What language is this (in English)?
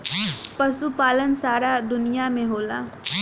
Bhojpuri